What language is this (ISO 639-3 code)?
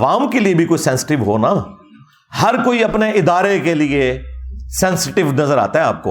urd